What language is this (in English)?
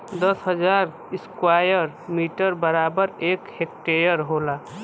Bhojpuri